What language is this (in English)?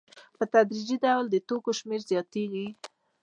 Pashto